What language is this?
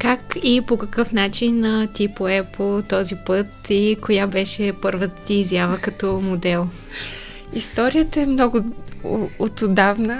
Bulgarian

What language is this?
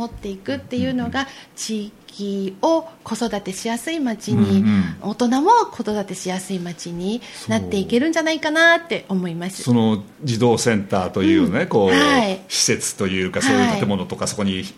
Japanese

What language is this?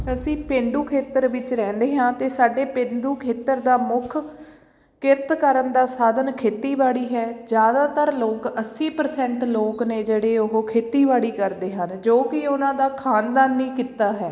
Punjabi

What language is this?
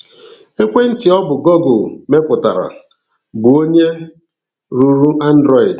Igbo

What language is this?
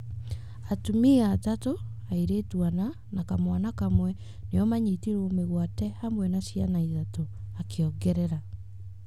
Kikuyu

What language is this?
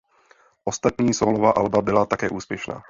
Czech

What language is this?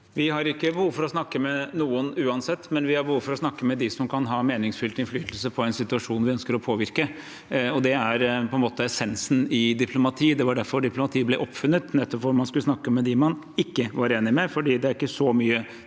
Norwegian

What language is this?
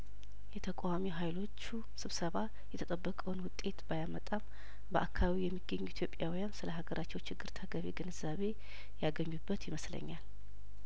Amharic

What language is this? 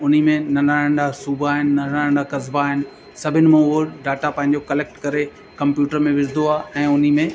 Sindhi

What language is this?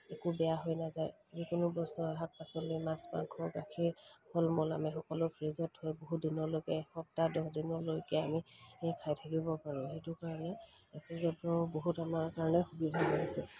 Assamese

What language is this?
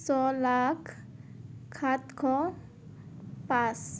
Assamese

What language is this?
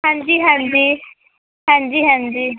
Punjabi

